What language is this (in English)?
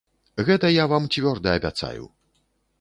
Belarusian